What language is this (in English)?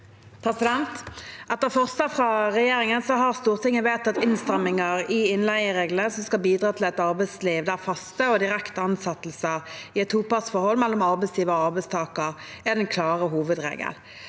Norwegian